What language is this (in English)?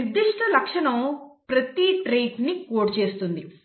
Telugu